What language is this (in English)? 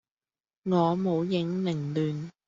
Cantonese